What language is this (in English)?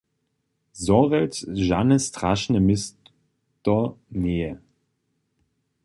Upper Sorbian